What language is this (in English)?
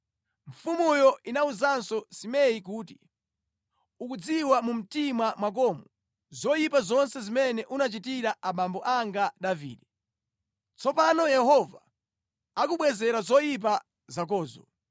Nyanja